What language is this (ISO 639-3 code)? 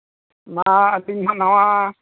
sat